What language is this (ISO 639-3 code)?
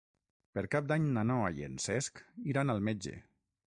cat